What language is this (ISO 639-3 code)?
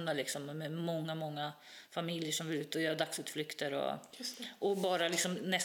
swe